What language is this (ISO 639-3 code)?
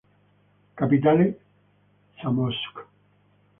ita